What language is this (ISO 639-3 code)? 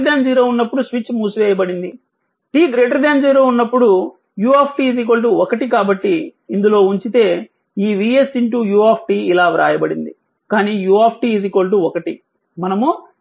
tel